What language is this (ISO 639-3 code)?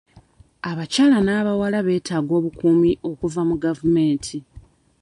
lug